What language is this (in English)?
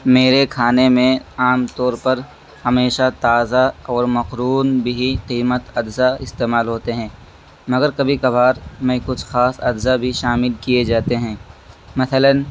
Urdu